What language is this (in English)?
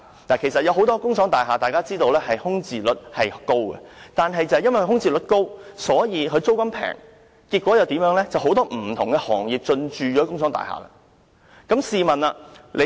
Cantonese